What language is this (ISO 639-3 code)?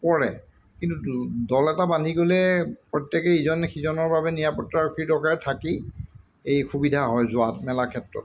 asm